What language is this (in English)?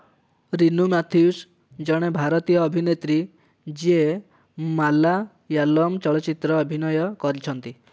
Odia